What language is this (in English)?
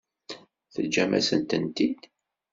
Kabyle